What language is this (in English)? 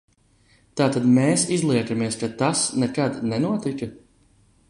Latvian